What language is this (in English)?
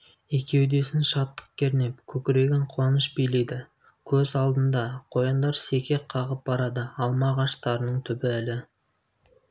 Kazakh